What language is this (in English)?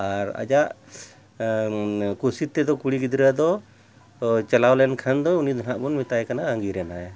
Santali